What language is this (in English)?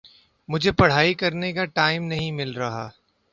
Urdu